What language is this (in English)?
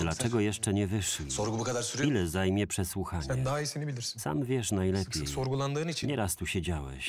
Polish